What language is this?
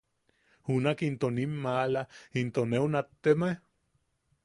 Yaqui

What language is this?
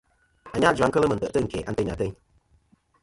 Kom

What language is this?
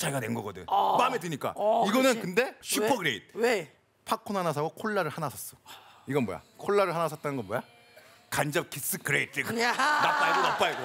Korean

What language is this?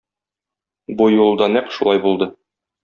Tatar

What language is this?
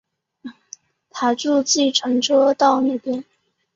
Chinese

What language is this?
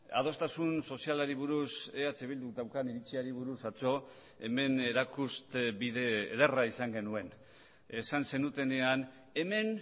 Basque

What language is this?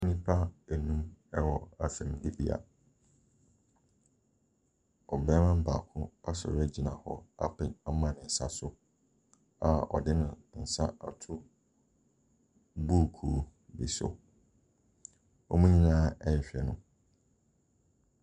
Akan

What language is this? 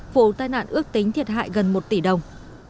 Vietnamese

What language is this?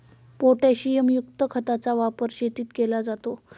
Marathi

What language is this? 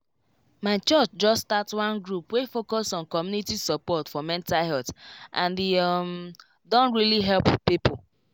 Nigerian Pidgin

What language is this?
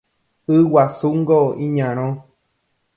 Guarani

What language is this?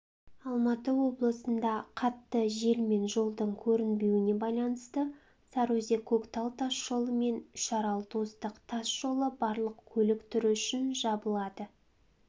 Kazakh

